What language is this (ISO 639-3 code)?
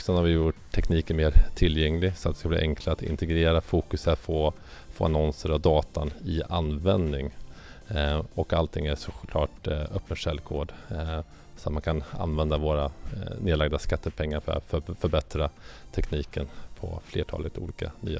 swe